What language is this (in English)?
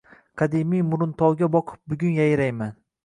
Uzbek